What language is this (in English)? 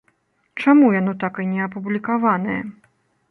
Belarusian